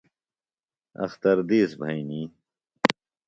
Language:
Phalura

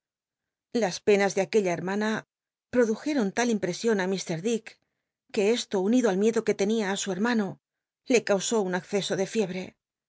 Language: Spanish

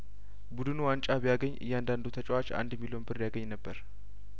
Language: Amharic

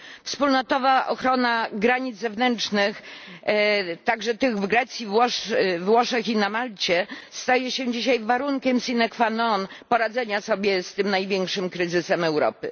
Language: Polish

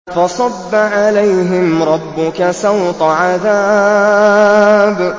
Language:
Arabic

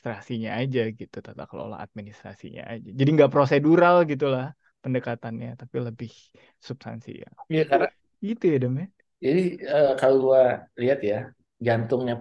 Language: Indonesian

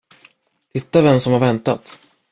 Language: Swedish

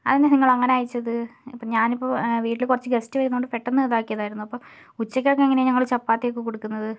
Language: Malayalam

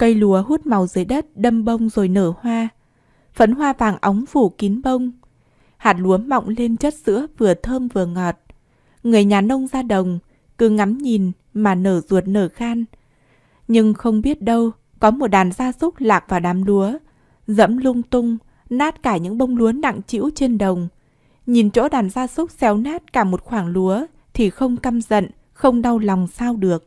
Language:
Vietnamese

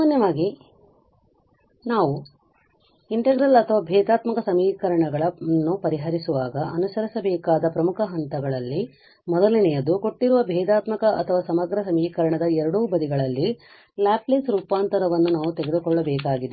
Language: Kannada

